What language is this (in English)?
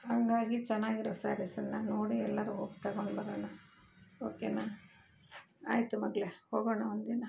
Kannada